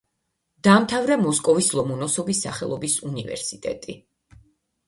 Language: Georgian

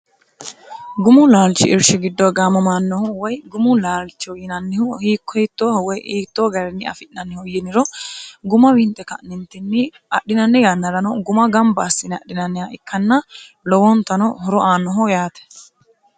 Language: Sidamo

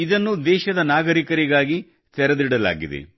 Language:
Kannada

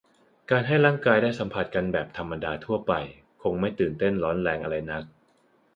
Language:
Thai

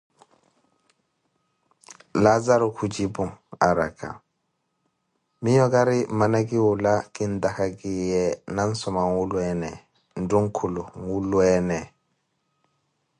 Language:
Koti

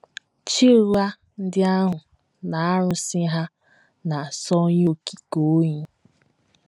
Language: Igbo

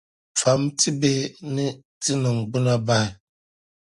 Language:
Dagbani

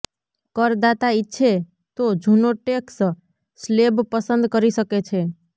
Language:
Gujarati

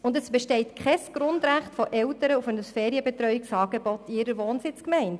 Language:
Swiss German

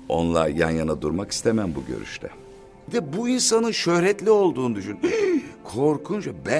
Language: Turkish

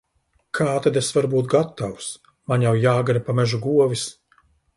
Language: Latvian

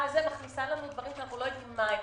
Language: Hebrew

